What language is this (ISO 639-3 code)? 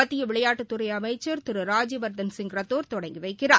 tam